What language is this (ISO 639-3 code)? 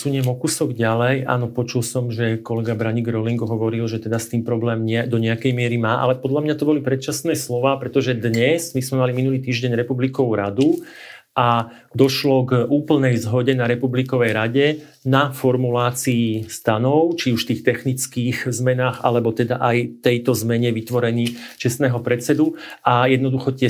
slk